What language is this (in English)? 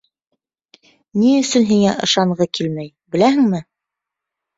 Bashkir